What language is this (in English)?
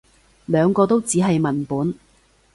Cantonese